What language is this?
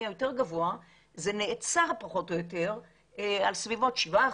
Hebrew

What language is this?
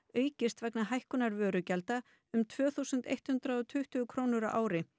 Icelandic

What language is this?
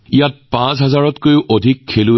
Assamese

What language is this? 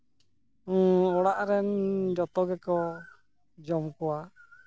Santali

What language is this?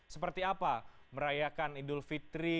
Indonesian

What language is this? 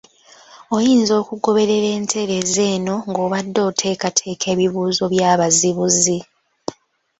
Ganda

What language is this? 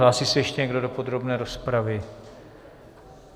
Czech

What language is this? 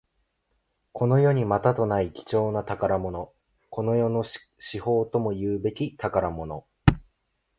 Japanese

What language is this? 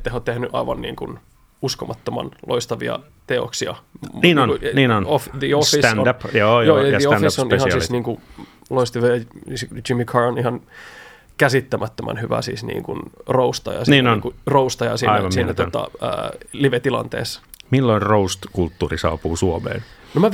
Finnish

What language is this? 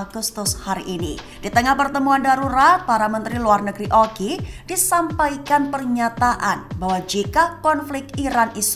Indonesian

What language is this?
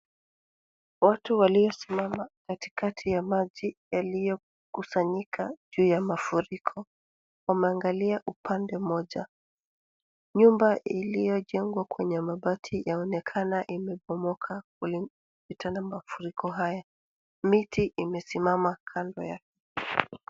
Swahili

